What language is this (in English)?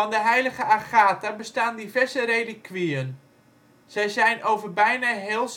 Dutch